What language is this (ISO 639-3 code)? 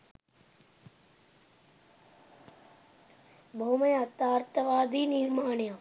sin